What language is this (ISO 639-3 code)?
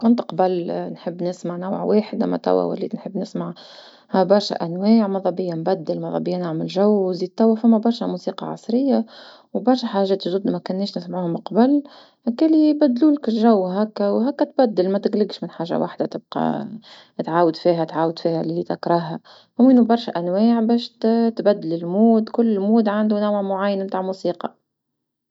aeb